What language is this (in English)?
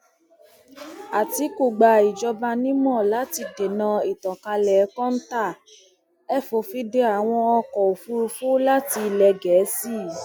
Yoruba